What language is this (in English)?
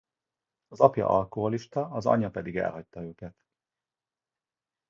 Hungarian